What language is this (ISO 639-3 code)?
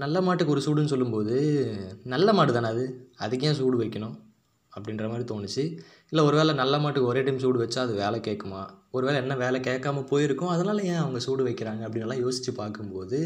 tam